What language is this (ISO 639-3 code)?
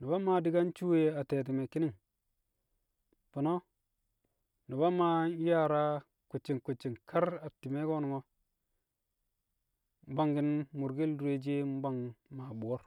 kcq